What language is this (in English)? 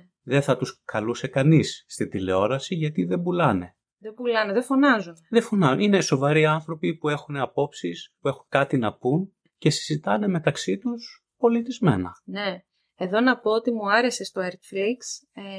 Greek